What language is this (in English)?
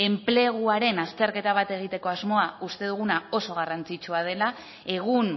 Basque